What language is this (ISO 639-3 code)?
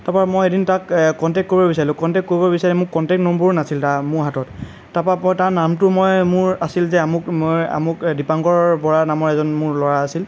asm